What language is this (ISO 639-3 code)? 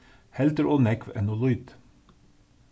fao